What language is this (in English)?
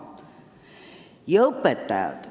Estonian